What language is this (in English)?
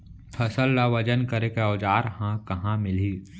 Chhattisgarhi